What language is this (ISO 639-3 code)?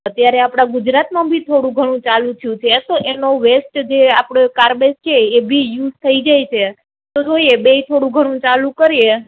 guj